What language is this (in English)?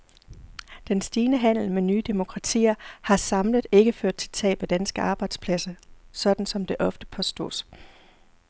Danish